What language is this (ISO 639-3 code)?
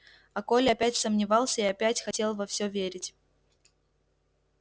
rus